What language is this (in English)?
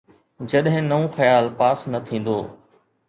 Sindhi